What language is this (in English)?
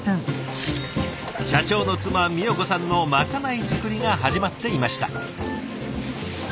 Japanese